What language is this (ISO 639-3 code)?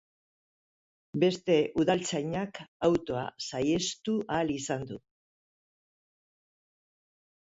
eus